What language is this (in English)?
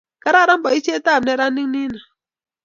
Kalenjin